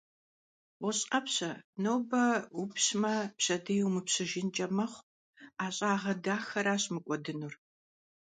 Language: Kabardian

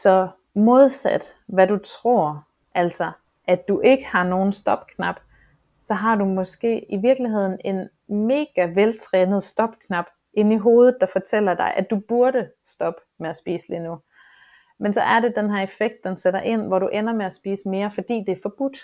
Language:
Danish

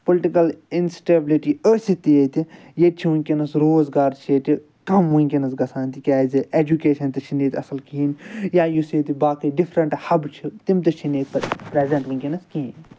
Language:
Kashmiri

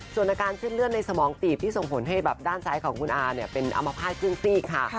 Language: Thai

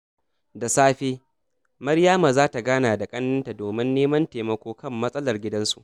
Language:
Hausa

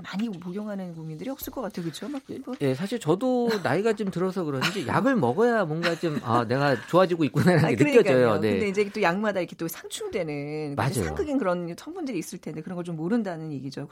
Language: Korean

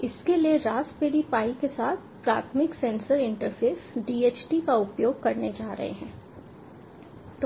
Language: Hindi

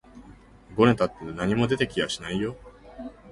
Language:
Japanese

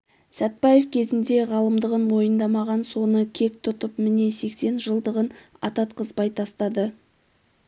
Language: Kazakh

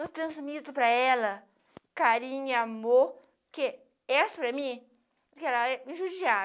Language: Portuguese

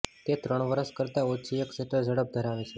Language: Gujarati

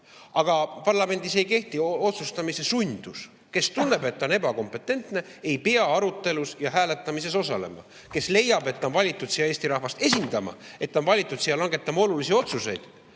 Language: Estonian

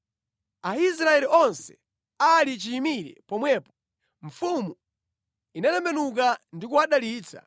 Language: Nyanja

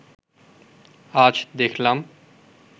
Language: Bangla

